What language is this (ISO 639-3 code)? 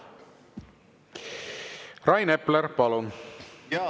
est